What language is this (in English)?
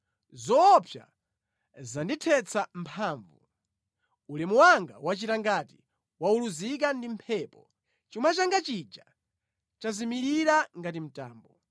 Nyanja